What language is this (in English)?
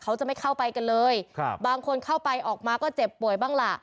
Thai